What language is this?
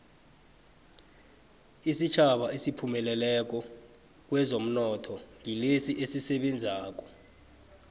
South Ndebele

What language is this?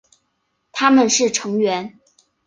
Chinese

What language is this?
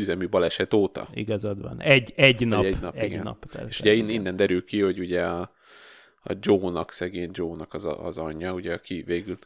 Hungarian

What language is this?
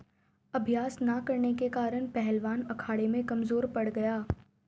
Hindi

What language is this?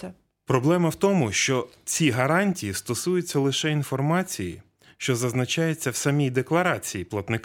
Ukrainian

